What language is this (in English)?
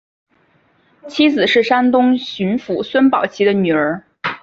Chinese